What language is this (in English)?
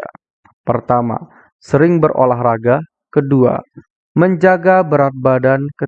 Indonesian